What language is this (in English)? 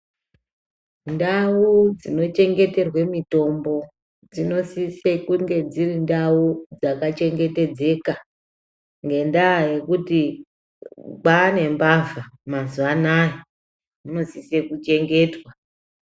Ndau